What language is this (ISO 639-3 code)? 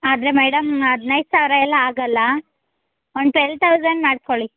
kan